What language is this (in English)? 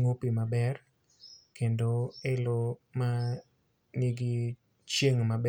Luo (Kenya and Tanzania)